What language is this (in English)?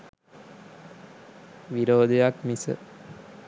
Sinhala